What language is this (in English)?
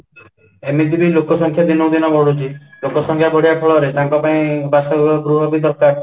Odia